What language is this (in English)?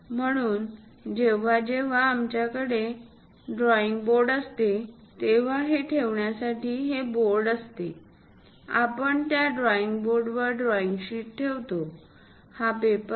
Marathi